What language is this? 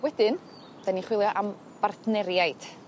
Welsh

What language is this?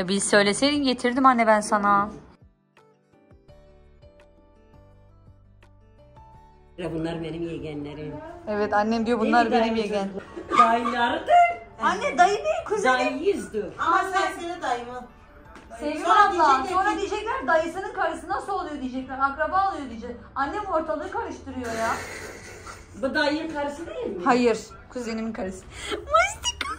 Turkish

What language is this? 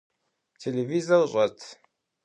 Kabardian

